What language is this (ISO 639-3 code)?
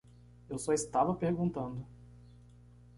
por